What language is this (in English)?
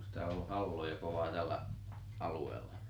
Finnish